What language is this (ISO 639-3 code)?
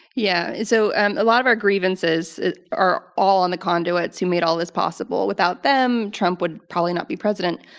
eng